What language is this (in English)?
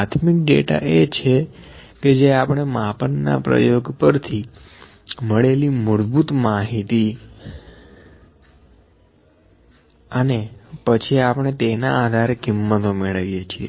Gujarati